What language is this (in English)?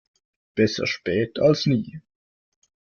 German